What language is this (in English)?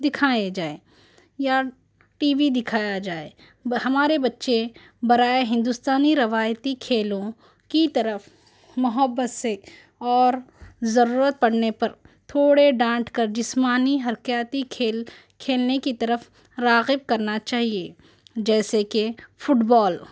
Urdu